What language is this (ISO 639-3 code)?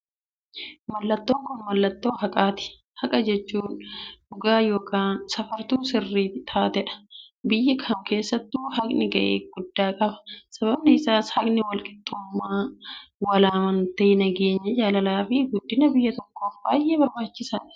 orm